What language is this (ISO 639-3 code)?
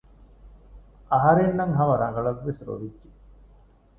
div